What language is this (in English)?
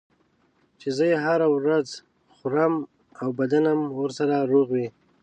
Pashto